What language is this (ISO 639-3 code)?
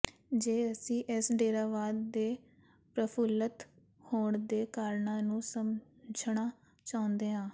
pan